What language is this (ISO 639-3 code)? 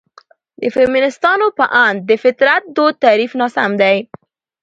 pus